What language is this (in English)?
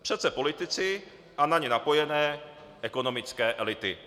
Czech